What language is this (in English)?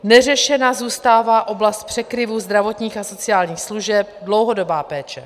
Czech